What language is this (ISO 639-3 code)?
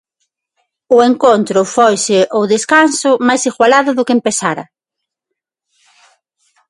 glg